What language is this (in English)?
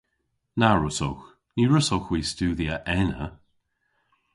Cornish